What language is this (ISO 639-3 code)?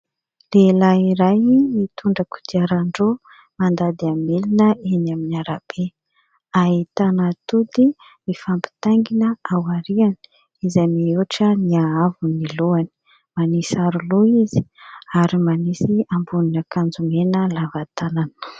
mlg